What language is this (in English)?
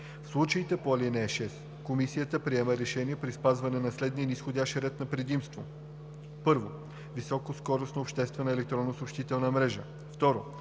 Bulgarian